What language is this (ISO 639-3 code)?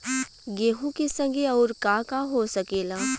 bho